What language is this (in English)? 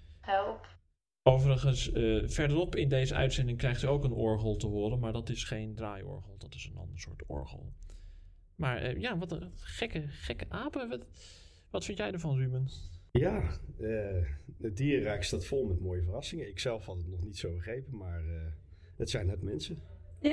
Dutch